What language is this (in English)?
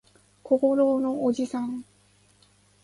Japanese